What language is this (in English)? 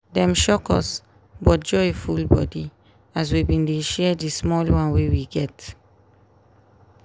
Nigerian Pidgin